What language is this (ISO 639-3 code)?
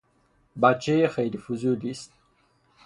fas